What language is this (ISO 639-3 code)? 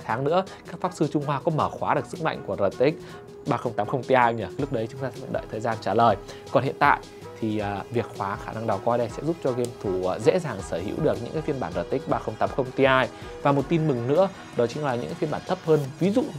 vie